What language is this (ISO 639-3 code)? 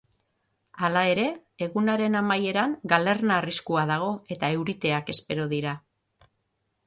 eus